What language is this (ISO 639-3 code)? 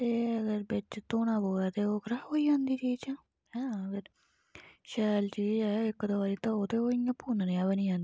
doi